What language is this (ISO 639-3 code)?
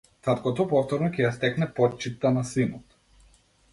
mkd